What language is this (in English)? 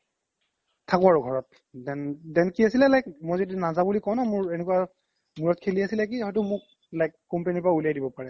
Assamese